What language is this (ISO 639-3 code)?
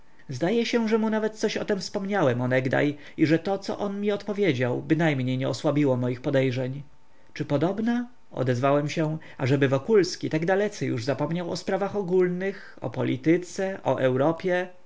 pol